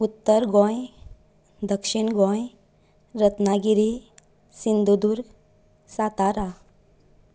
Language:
Konkani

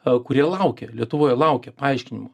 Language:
Lithuanian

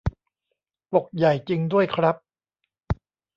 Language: Thai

